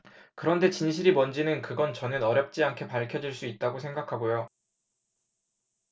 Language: Korean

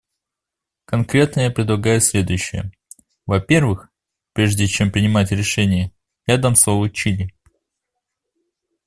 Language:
Russian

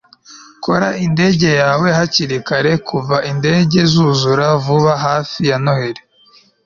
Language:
Kinyarwanda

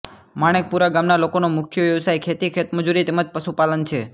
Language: Gujarati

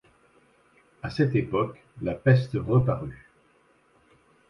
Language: French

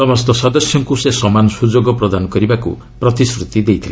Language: Odia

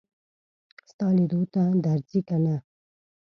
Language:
Pashto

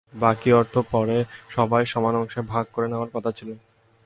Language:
Bangla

